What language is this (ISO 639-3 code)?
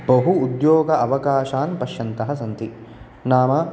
san